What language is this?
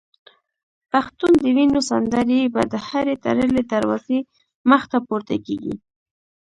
Pashto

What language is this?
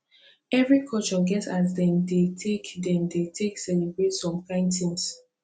Nigerian Pidgin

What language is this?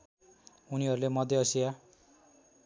Nepali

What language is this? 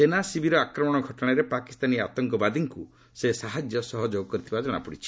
Odia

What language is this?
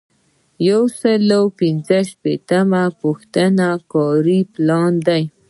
Pashto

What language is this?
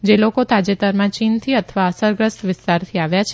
Gujarati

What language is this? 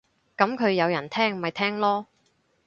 Cantonese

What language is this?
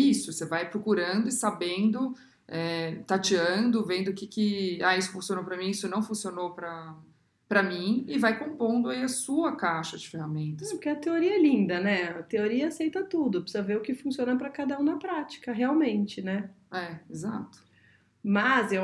Portuguese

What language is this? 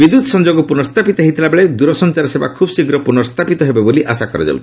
Odia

